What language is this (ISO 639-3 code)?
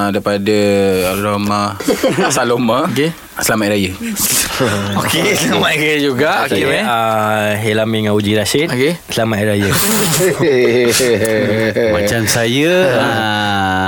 msa